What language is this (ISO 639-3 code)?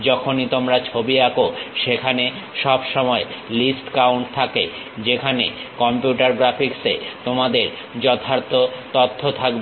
ben